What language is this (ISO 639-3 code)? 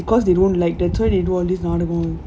eng